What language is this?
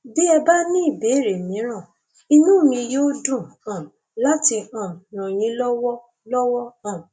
Yoruba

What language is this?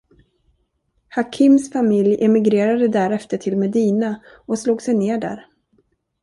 Swedish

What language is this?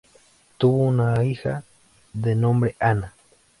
Spanish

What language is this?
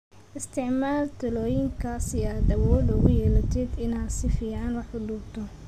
Somali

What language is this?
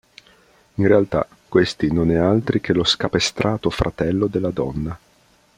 Italian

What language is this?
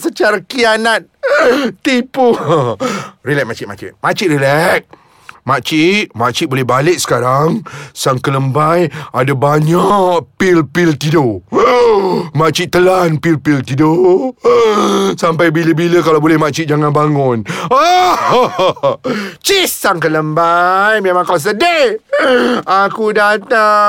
Malay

